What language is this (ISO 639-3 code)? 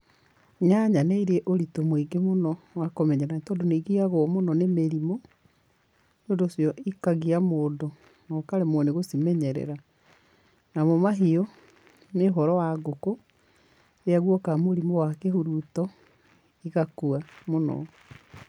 kik